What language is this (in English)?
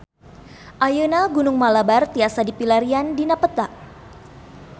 Sundanese